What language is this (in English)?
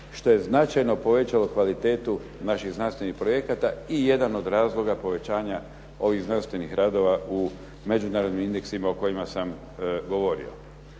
Croatian